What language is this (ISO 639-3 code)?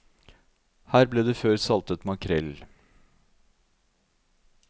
nor